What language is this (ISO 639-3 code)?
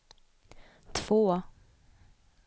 swe